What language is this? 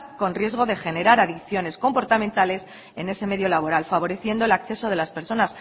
Spanish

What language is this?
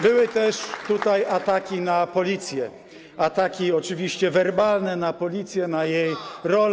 Polish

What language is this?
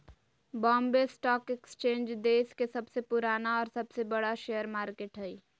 Magahi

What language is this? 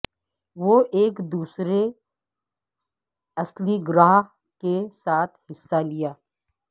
Urdu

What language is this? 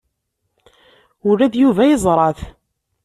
Kabyle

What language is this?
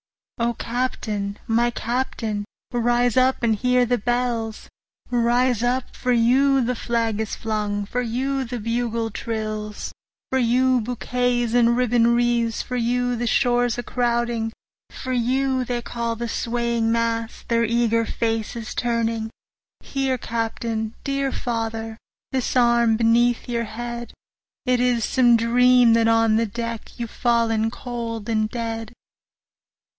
English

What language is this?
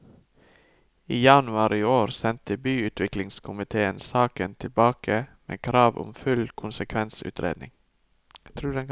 Norwegian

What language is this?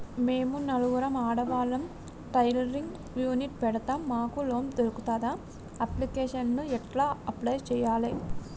Telugu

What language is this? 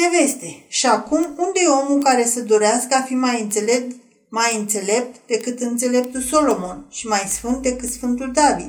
Romanian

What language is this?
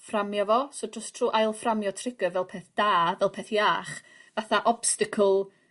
Welsh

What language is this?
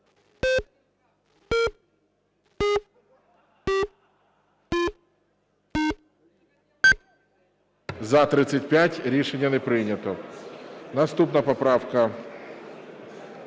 Ukrainian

